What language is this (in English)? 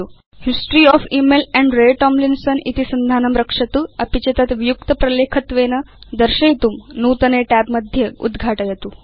Sanskrit